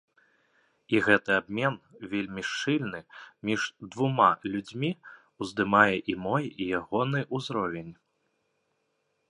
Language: Belarusian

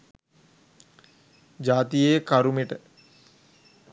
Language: Sinhala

